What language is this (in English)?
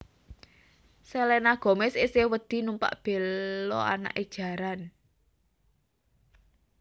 Javanese